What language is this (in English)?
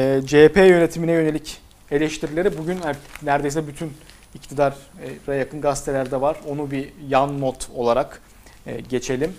Turkish